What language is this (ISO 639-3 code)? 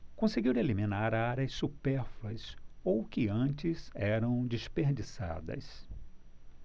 por